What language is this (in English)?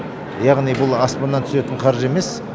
Kazakh